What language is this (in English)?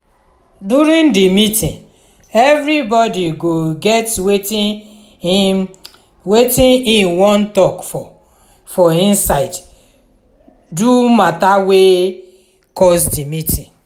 Nigerian Pidgin